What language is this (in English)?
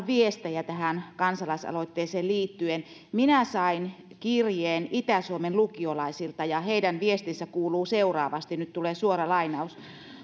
Finnish